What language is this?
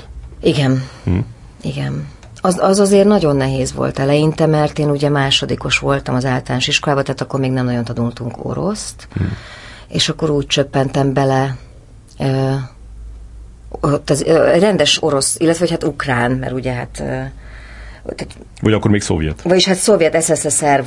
Hungarian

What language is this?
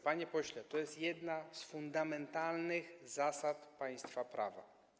Polish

